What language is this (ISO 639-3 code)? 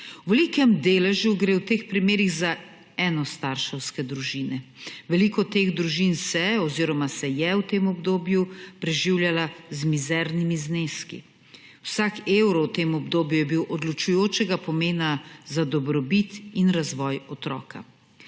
slv